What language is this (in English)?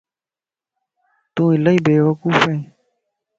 Lasi